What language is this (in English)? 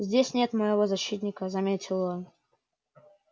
Russian